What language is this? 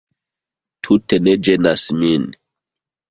Esperanto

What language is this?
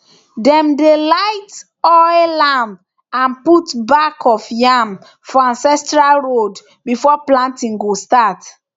Nigerian Pidgin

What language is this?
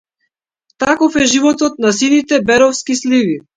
Macedonian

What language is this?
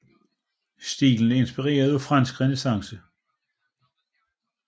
Danish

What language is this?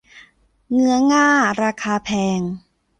Thai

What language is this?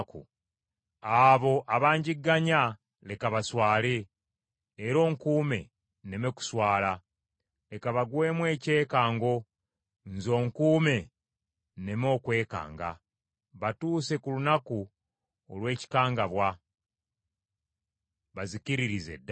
Ganda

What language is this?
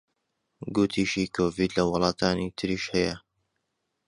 Central Kurdish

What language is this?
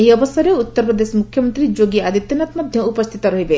Odia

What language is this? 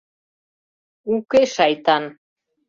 Mari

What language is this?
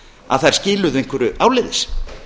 Icelandic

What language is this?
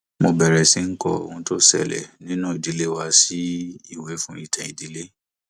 Yoruba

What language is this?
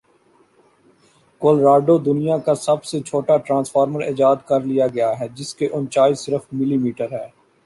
Urdu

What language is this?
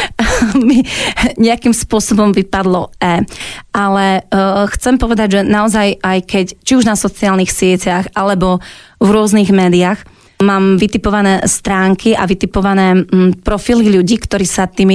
Slovak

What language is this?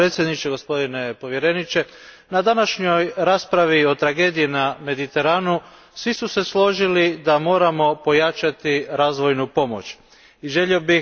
Croatian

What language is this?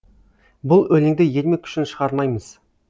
Kazakh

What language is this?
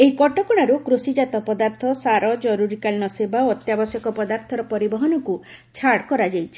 Odia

